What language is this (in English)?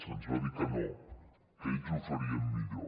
Catalan